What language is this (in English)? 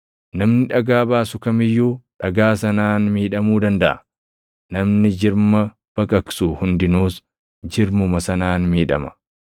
Oromo